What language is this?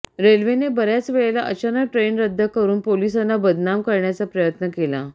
Marathi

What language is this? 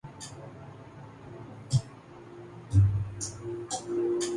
Urdu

